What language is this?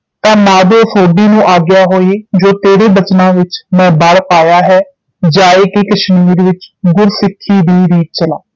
Punjabi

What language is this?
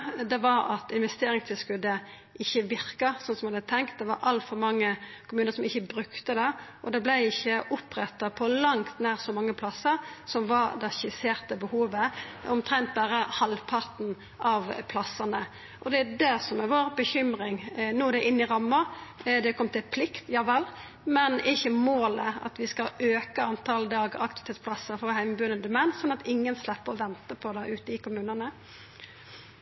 Norwegian Nynorsk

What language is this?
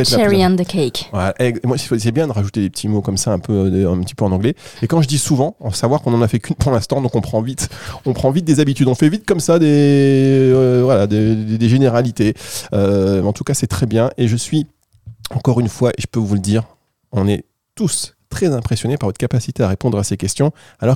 French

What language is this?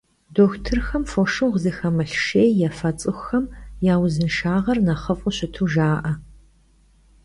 Kabardian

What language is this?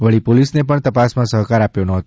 Gujarati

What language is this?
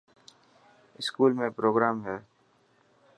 Dhatki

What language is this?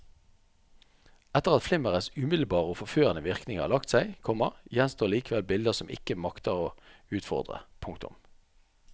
Norwegian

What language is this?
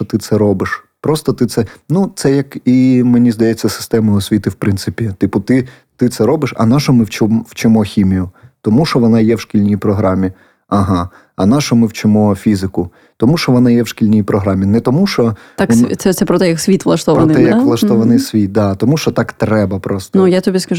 Ukrainian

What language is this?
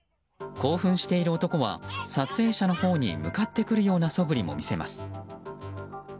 Japanese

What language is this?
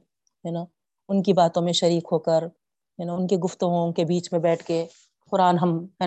Urdu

